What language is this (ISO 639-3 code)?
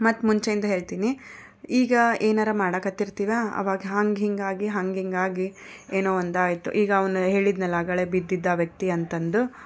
kan